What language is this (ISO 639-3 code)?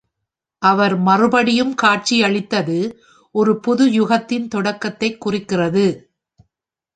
tam